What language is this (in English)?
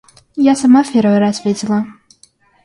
Russian